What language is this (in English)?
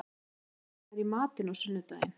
Icelandic